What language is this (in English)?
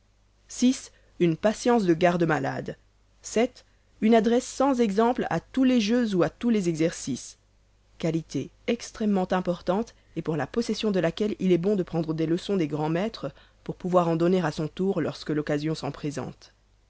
French